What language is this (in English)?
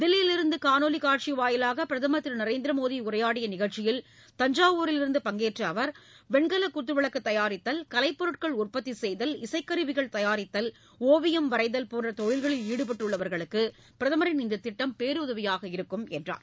Tamil